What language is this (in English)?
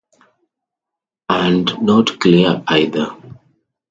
English